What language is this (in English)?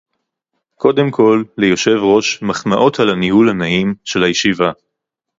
Hebrew